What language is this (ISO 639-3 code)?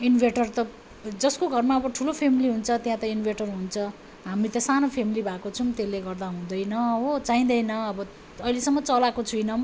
nep